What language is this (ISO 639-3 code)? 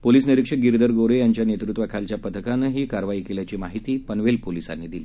mar